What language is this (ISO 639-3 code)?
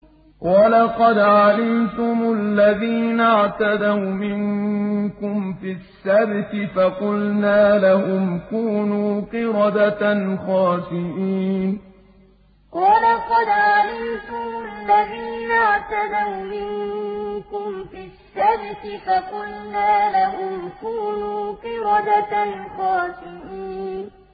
ara